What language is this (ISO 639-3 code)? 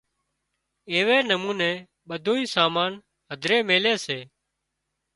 kxp